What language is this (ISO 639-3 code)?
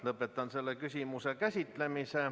est